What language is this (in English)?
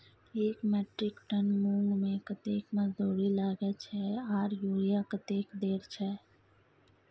Maithili